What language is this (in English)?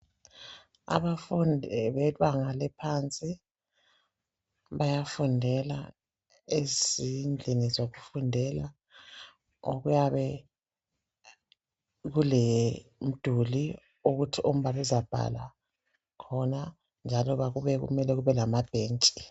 North Ndebele